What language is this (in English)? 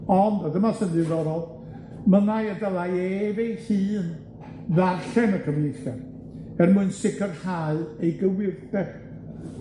Welsh